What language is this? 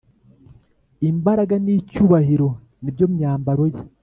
Kinyarwanda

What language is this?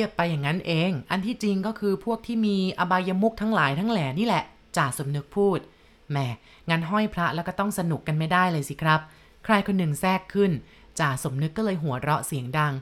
Thai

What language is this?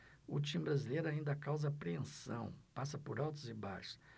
Portuguese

